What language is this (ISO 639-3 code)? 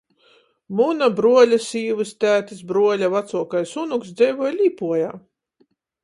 ltg